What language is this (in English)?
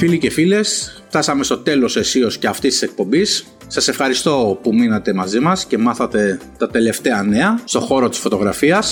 Greek